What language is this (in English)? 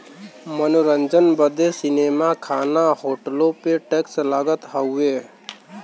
Bhojpuri